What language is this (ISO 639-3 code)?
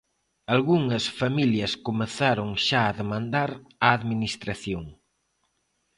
glg